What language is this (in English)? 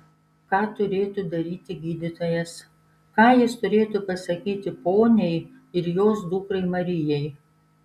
Lithuanian